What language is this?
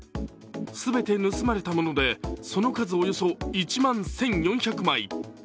Japanese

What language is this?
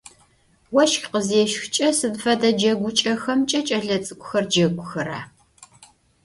Adyghe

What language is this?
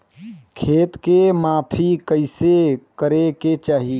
Bhojpuri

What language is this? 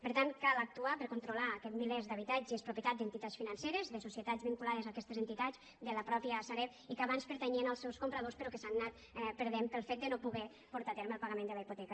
Catalan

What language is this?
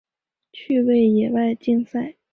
Chinese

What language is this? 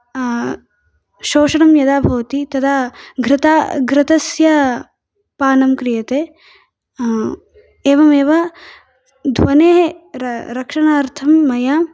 Sanskrit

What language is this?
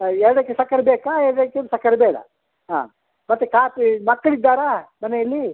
Kannada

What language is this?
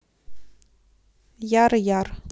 Russian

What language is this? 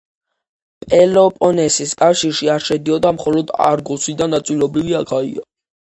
Georgian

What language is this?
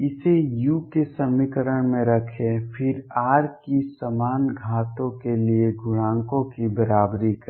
Hindi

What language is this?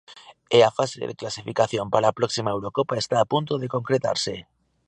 Galician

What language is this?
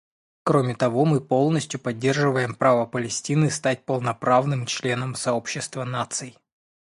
Russian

